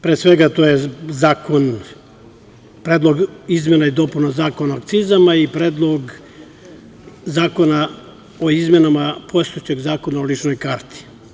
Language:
Serbian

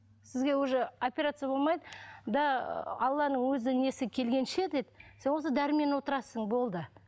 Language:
Kazakh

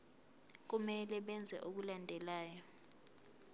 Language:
Zulu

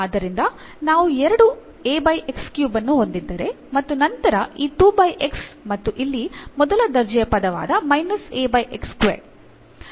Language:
Kannada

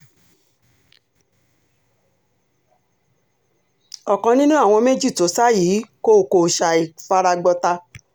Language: Yoruba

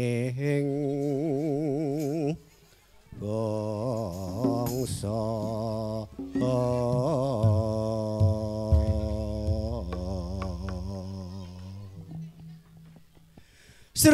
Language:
Indonesian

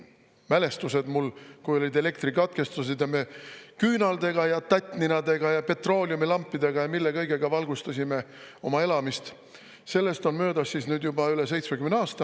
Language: Estonian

